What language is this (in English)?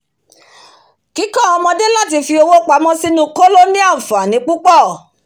Yoruba